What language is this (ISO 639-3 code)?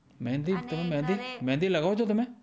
guj